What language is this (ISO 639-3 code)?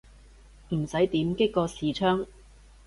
yue